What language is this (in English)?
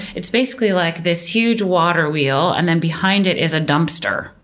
English